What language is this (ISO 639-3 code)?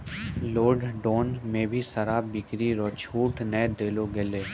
mai